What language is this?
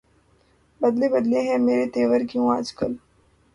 Urdu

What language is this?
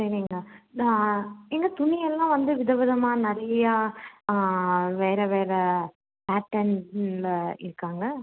Tamil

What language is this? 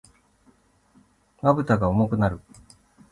Japanese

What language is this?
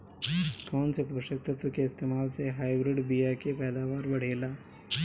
Bhojpuri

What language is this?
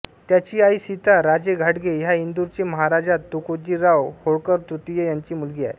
Marathi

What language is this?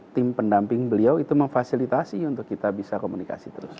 Indonesian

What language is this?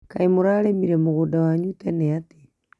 Kikuyu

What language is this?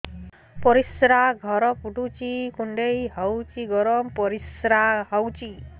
Odia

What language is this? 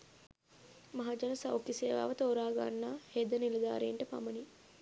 Sinhala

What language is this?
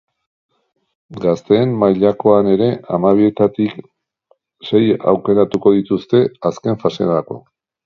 Basque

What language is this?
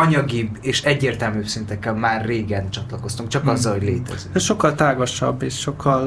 Hungarian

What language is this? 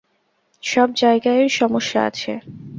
Bangla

